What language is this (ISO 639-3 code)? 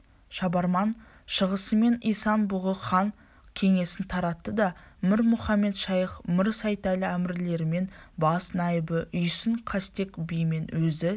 kaz